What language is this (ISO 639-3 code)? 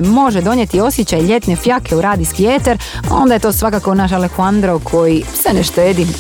hrv